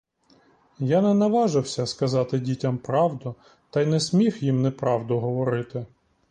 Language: Ukrainian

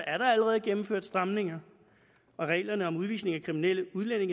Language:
Danish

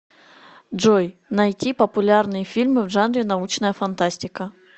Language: Russian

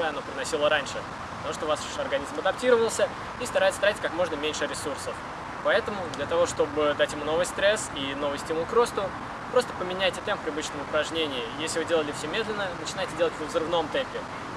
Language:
Russian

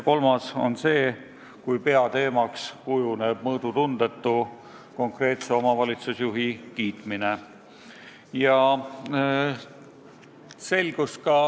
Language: Estonian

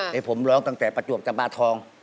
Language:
Thai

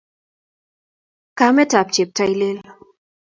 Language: Kalenjin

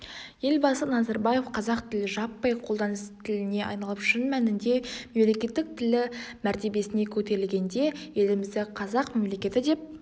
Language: Kazakh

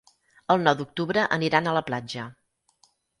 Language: Catalan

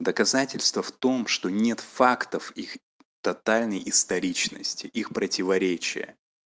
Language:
Russian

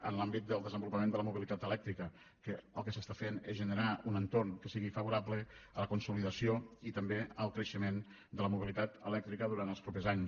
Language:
Catalan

